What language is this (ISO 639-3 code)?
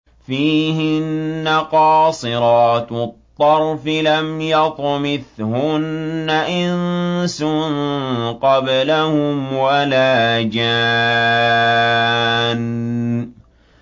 ara